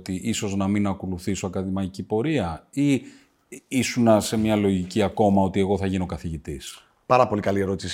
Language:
Greek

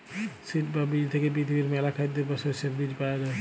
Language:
Bangla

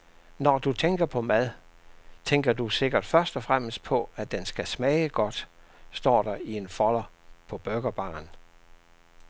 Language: Danish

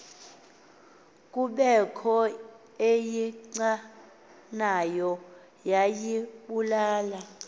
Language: Xhosa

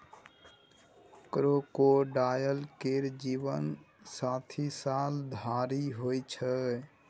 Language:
Maithili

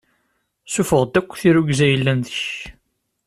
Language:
Kabyle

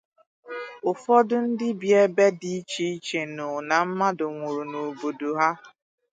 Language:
Igbo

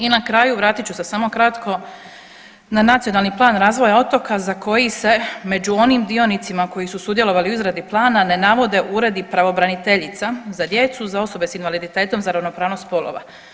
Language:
Croatian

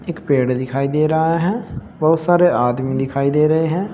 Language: Hindi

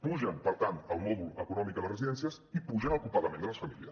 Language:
Catalan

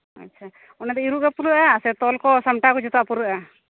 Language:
Santali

